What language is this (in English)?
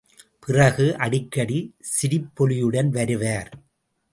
Tamil